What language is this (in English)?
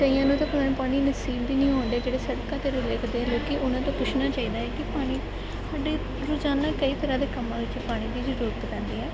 Punjabi